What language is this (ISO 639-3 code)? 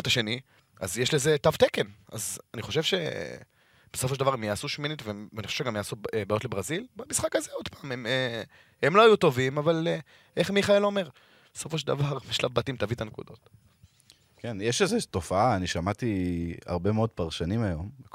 heb